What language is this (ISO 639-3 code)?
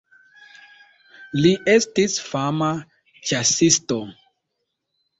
epo